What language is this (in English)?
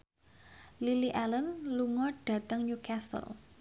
Javanese